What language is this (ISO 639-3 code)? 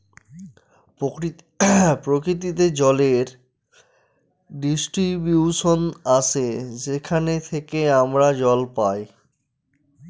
ben